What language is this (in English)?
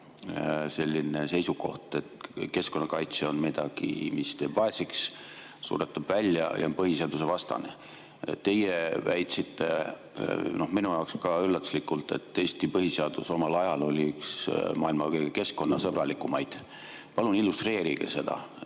Estonian